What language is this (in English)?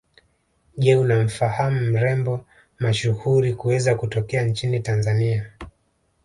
Swahili